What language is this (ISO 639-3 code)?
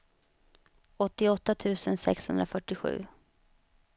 swe